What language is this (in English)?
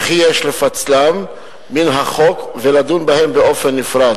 Hebrew